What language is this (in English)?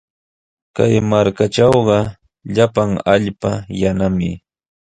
Sihuas Ancash Quechua